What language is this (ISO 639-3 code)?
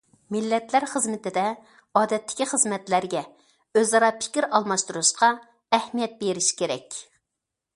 uig